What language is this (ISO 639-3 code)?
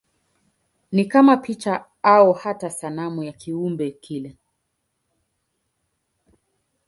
swa